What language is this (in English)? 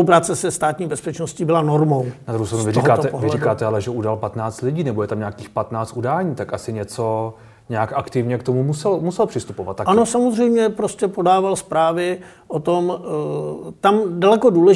Czech